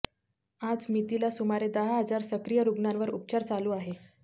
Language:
Marathi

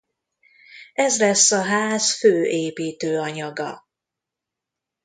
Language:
Hungarian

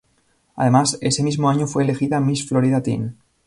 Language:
Spanish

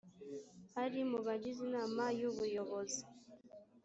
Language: Kinyarwanda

